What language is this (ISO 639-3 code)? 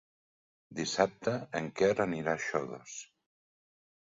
cat